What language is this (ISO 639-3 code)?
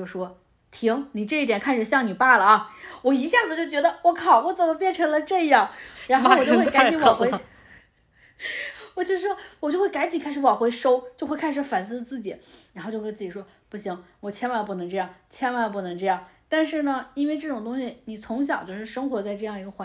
zho